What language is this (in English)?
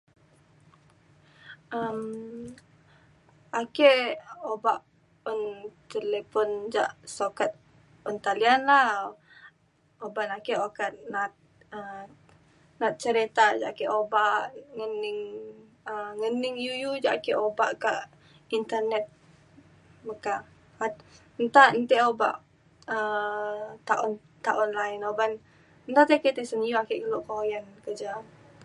Mainstream Kenyah